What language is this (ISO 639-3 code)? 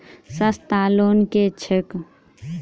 mai